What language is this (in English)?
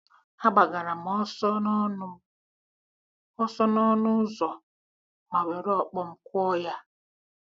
Igbo